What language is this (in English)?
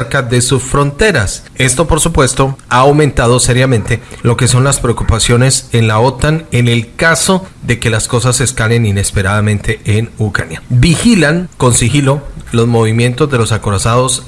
Spanish